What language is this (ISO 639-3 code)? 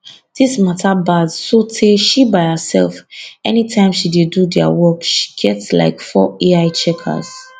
pcm